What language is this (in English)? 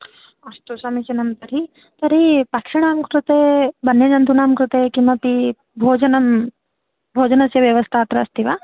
Sanskrit